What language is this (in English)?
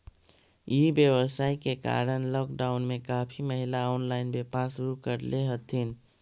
Magahi